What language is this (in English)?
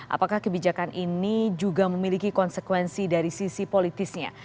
Indonesian